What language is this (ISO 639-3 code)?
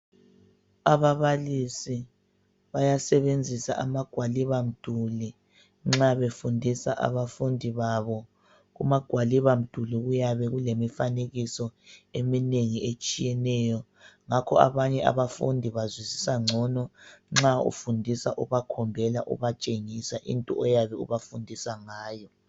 nde